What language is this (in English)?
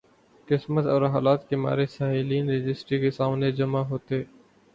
Urdu